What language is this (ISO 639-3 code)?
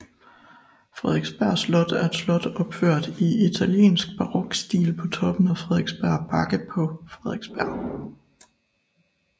dan